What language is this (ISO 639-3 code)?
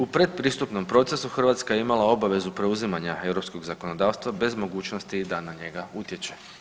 hrv